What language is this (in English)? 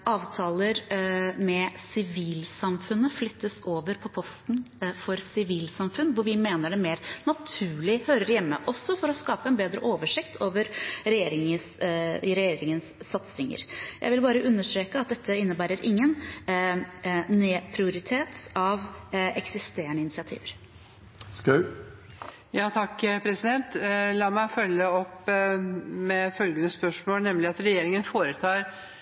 Norwegian Bokmål